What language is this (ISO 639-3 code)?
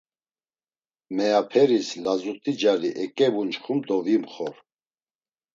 lzz